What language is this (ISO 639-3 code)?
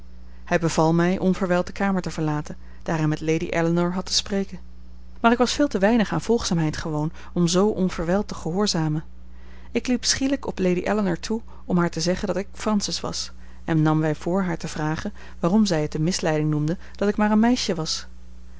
nld